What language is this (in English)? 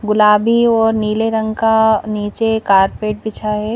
Hindi